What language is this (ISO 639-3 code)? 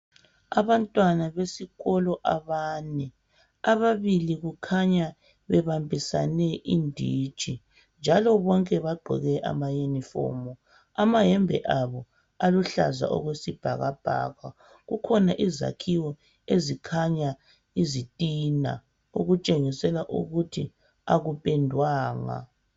nde